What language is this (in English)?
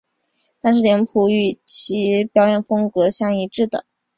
Chinese